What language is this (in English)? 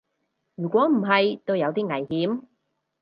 Cantonese